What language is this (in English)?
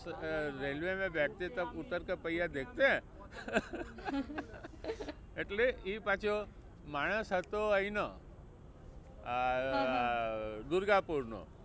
Gujarati